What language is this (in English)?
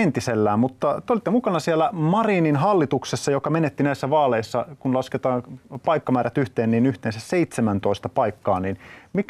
Finnish